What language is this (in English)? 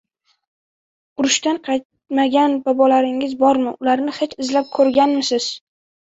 Uzbek